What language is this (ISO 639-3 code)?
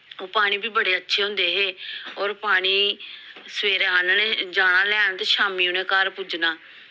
doi